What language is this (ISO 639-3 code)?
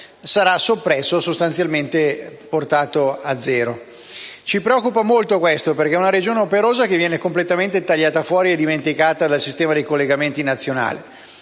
ita